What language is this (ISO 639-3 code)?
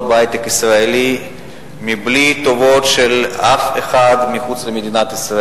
heb